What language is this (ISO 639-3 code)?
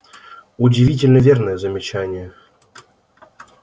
rus